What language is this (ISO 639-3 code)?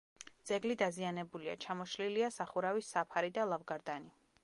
kat